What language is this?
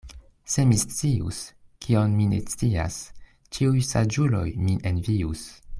Esperanto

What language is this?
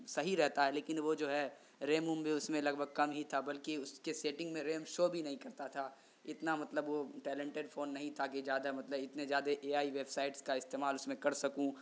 Urdu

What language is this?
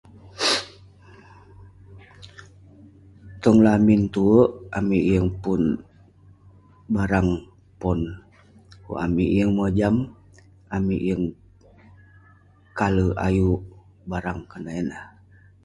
Western Penan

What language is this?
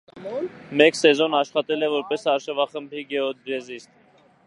Armenian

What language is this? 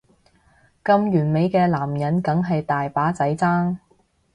Cantonese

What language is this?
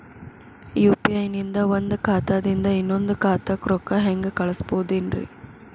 Kannada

